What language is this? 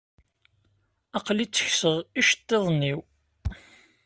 Kabyle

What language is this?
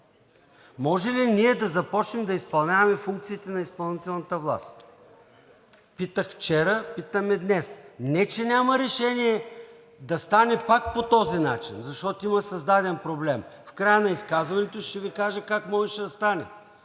Bulgarian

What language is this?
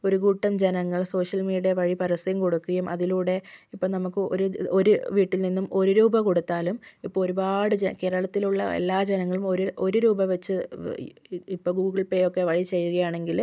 Malayalam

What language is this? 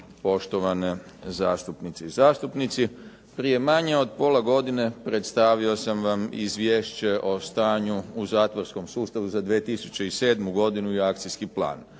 Croatian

